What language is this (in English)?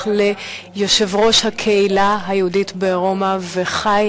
Hebrew